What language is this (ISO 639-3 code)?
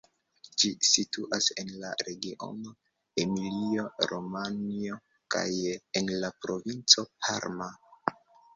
epo